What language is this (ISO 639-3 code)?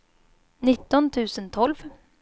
swe